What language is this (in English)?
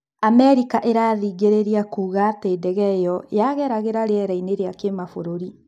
Kikuyu